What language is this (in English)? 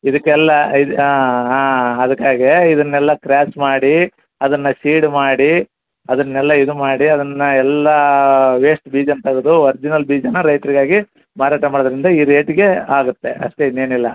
Kannada